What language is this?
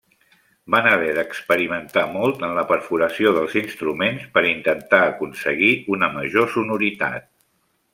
Catalan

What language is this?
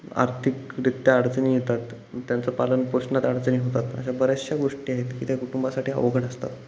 Marathi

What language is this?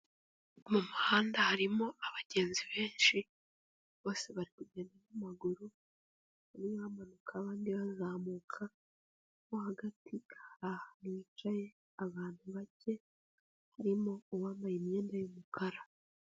Kinyarwanda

